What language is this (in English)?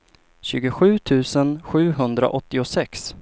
Swedish